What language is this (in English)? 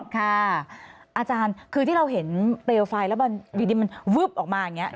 Thai